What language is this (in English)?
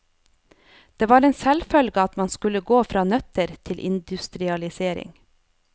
Norwegian